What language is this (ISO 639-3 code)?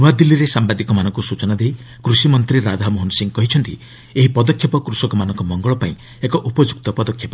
ori